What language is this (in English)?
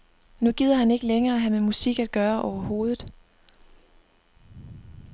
Danish